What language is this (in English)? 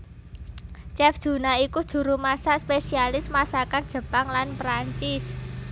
Javanese